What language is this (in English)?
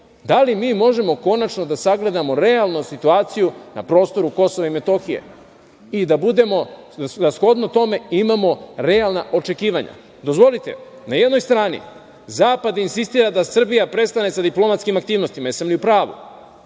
Serbian